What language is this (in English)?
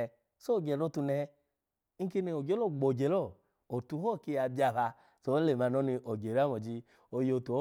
Alago